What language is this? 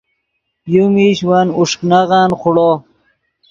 Yidgha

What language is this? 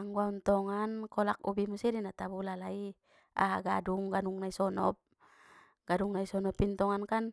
Batak Mandailing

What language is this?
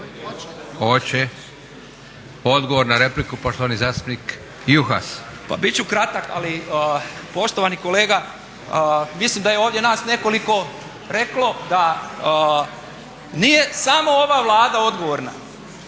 Croatian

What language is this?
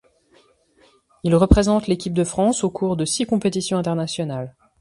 French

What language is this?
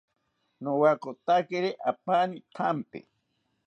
South Ucayali Ashéninka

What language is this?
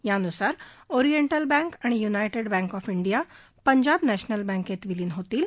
Marathi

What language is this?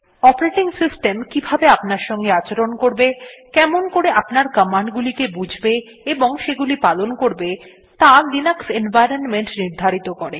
Bangla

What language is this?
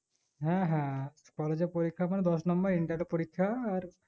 Bangla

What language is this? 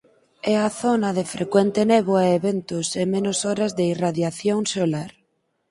Galician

